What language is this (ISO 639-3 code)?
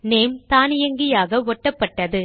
tam